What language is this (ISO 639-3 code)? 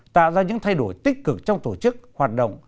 vie